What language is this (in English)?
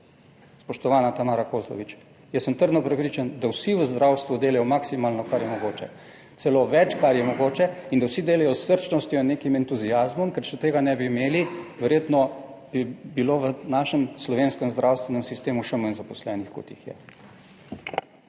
Slovenian